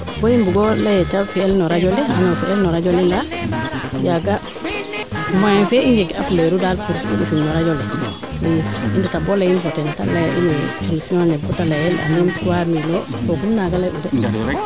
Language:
Serer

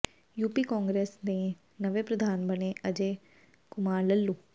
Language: Punjabi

